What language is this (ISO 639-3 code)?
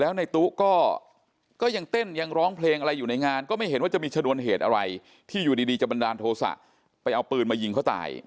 tha